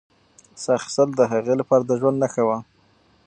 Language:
Pashto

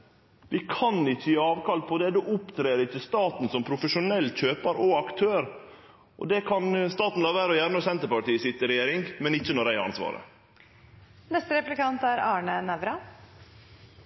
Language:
Norwegian Nynorsk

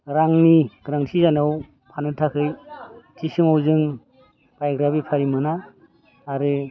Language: Bodo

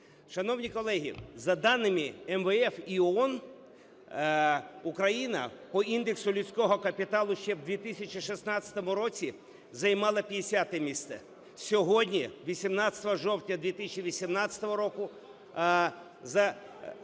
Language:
Ukrainian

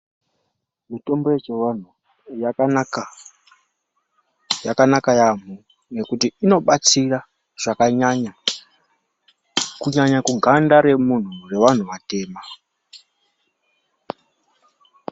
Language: Ndau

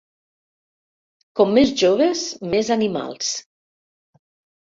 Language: Catalan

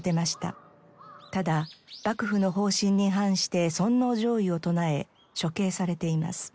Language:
Japanese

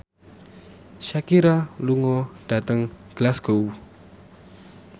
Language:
Javanese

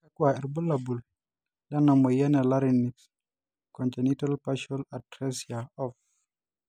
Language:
Masai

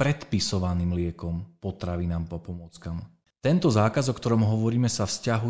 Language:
Slovak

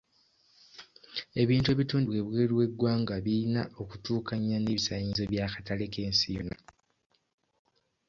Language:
Ganda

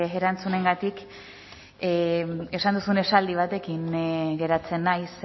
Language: Basque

